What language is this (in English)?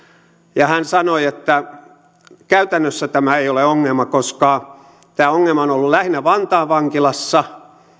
Finnish